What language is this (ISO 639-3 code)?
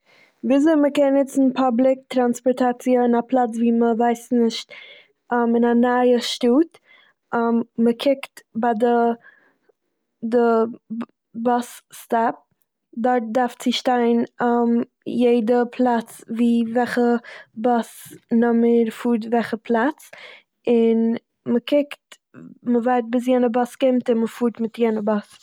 yid